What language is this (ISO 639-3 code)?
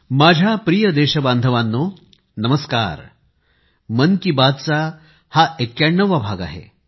mar